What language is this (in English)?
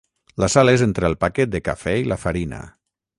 Catalan